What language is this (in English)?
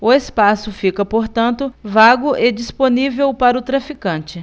Portuguese